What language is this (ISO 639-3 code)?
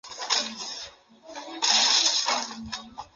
zho